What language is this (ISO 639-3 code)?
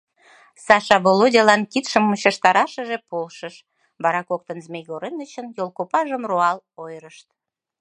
chm